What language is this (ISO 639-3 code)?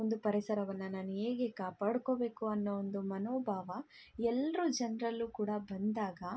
kan